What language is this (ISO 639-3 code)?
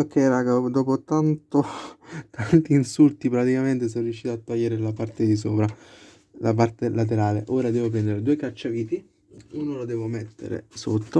ita